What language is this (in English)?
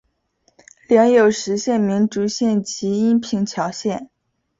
Chinese